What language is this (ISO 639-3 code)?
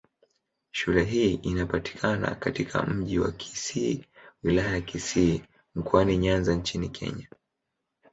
swa